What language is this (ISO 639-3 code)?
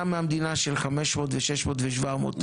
heb